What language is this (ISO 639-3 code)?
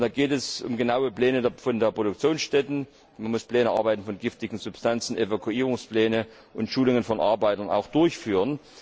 deu